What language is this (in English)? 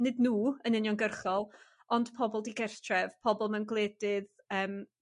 Welsh